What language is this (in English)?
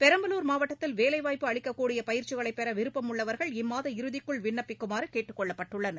Tamil